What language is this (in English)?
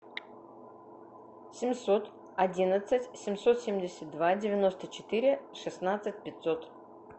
Russian